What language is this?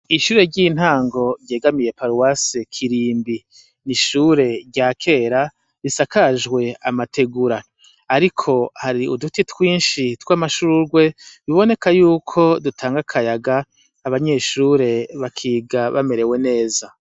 Rundi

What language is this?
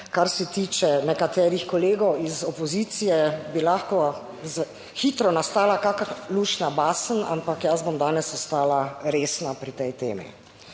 Slovenian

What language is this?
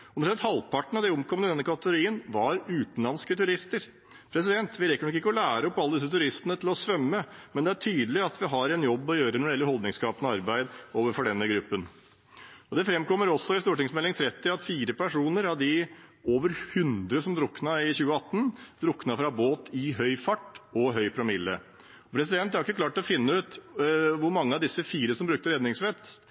Norwegian Bokmål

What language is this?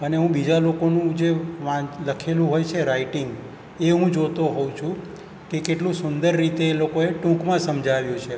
Gujarati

